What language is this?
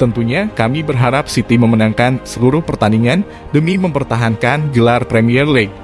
Indonesian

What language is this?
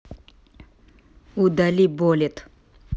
Russian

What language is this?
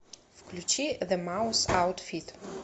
Russian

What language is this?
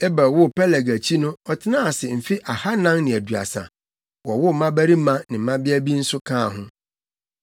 Akan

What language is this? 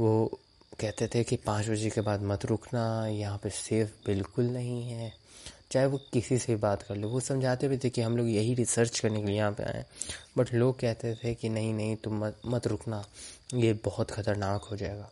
Hindi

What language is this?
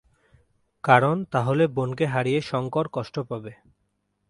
Bangla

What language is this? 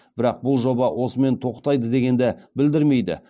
Kazakh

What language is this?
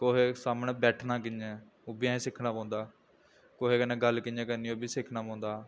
Dogri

